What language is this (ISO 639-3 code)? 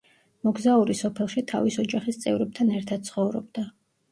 kat